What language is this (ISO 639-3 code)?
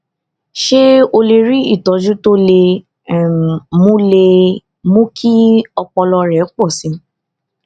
yor